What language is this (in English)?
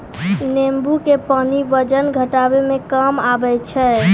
Maithili